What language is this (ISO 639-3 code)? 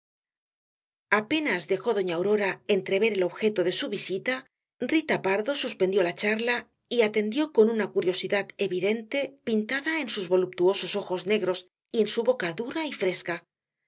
spa